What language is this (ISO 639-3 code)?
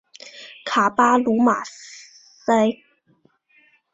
zho